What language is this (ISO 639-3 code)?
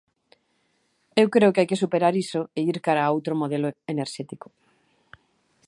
glg